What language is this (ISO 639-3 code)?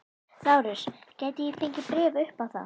isl